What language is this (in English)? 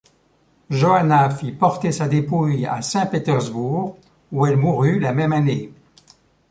French